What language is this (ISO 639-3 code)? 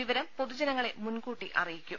mal